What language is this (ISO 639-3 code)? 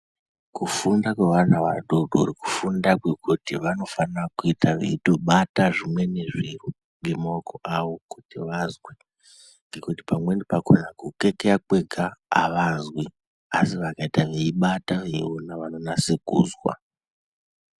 ndc